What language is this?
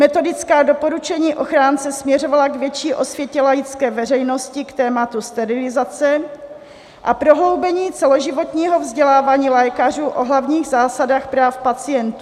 Czech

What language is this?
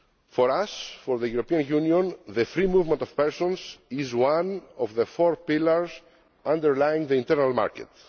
English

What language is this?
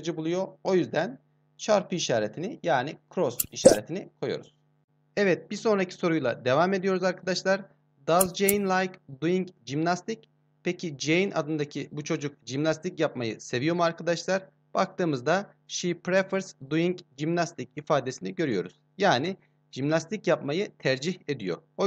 Turkish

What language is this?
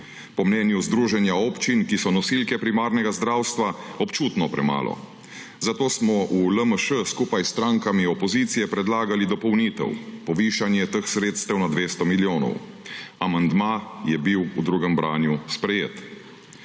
Slovenian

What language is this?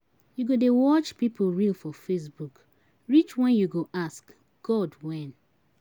Nigerian Pidgin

